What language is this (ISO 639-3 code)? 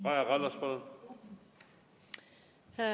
est